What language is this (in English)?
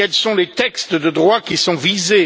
French